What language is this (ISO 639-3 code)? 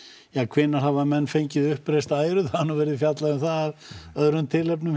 isl